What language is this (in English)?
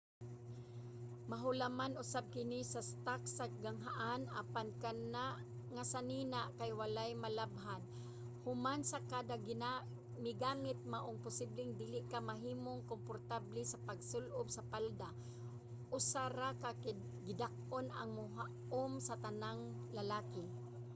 Cebuano